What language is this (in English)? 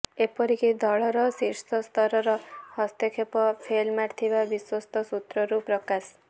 Odia